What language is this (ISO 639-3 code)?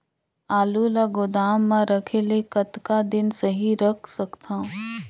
hne